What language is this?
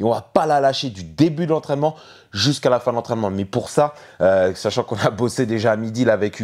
French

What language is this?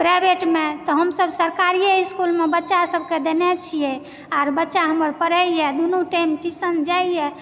Maithili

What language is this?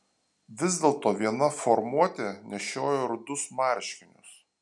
Lithuanian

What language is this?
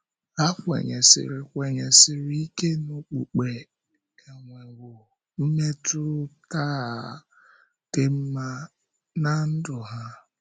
Igbo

